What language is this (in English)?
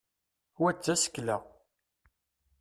Kabyle